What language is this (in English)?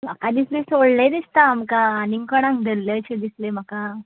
Konkani